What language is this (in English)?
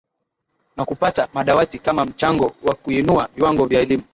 Swahili